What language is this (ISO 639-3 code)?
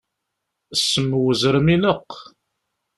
kab